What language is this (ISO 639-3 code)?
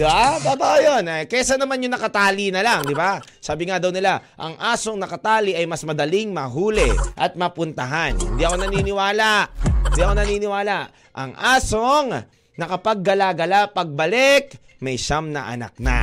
fil